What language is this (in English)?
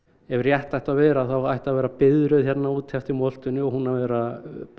Icelandic